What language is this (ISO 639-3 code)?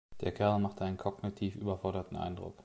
deu